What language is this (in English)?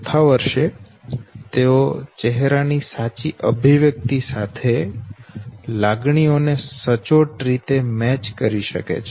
Gujarati